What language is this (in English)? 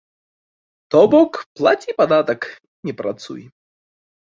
Belarusian